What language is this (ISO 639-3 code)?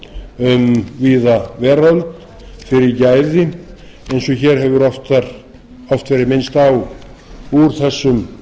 isl